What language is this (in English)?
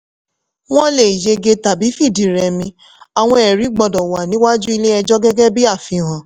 Yoruba